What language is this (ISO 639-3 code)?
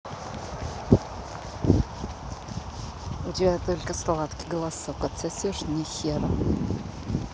rus